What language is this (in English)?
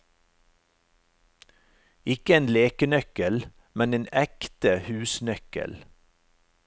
Norwegian